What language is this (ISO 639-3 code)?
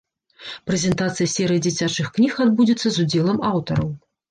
bel